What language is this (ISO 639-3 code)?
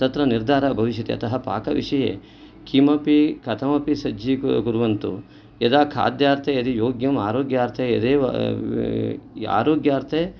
san